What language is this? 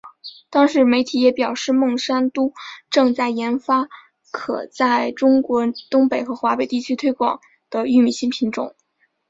Chinese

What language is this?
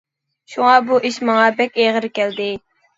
Uyghur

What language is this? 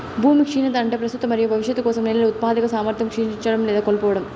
Telugu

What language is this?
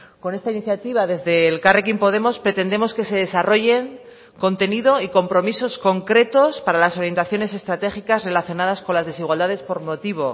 Spanish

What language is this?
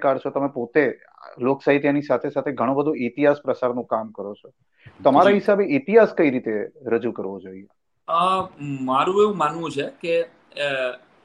Gujarati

